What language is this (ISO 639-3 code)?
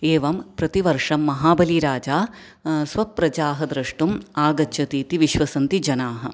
san